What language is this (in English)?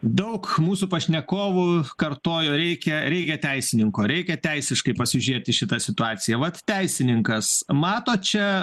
Lithuanian